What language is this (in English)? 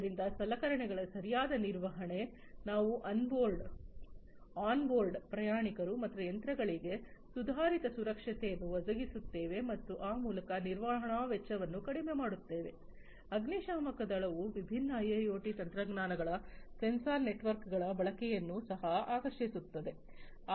Kannada